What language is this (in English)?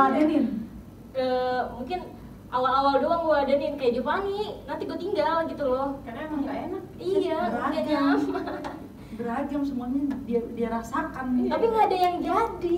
Indonesian